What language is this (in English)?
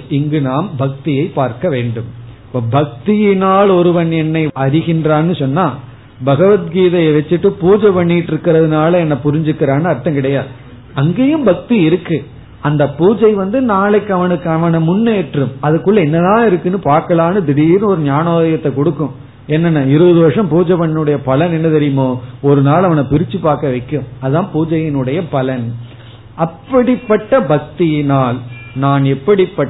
Tamil